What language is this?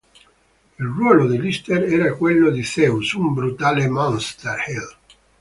Italian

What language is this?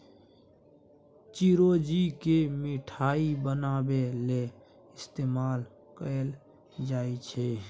Maithili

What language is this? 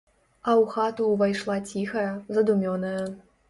Belarusian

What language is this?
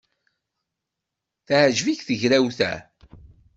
Kabyle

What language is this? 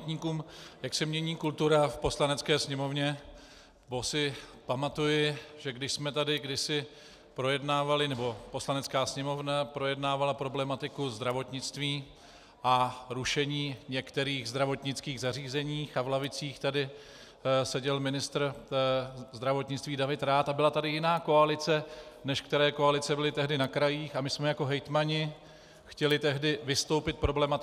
Czech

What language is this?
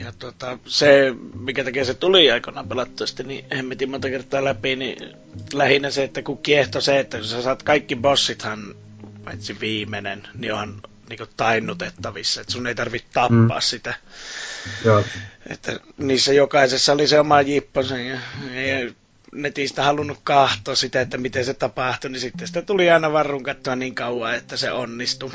Finnish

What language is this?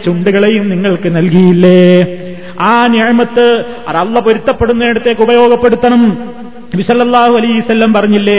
Malayalam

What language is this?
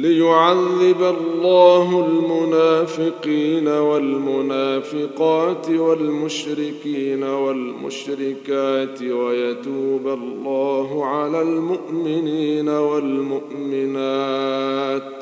Arabic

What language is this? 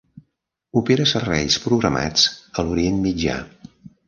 Catalan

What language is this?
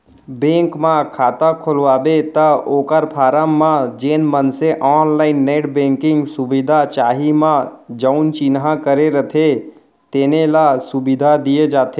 Chhattisgarhi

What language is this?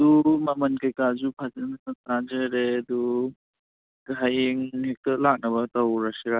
Manipuri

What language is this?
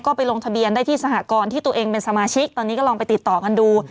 Thai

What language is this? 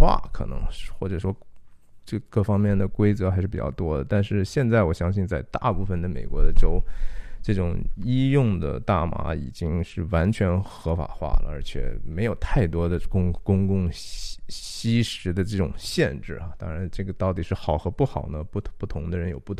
Chinese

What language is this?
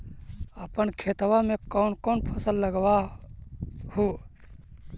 Magahi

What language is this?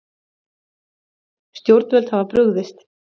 Icelandic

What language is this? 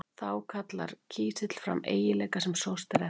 Icelandic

